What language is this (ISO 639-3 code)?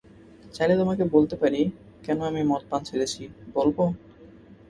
ben